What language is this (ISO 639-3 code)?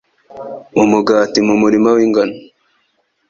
kin